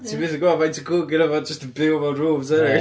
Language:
Welsh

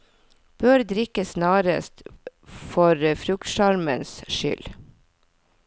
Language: Norwegian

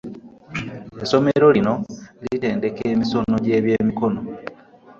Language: Ganda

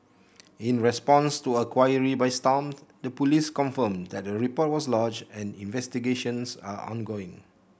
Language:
English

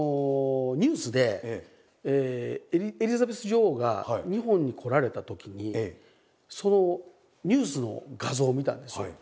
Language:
Japanese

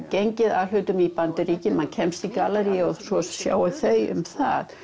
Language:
Icelandic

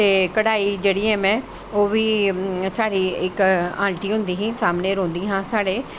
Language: Dogri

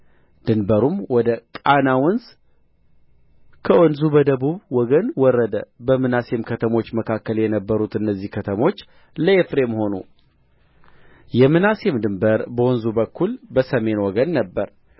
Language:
Amharic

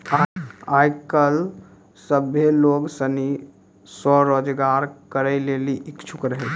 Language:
Maithili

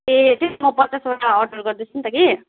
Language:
Nepali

